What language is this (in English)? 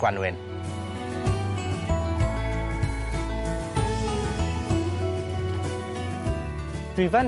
Welsh